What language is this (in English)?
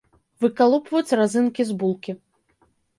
Belarusian